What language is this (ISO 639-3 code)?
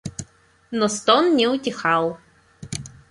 rus